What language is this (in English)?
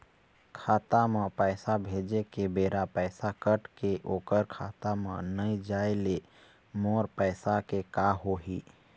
Chhattisgarhi